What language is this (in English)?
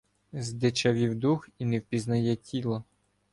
Ukrainian